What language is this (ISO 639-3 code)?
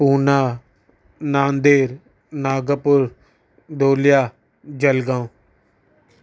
snd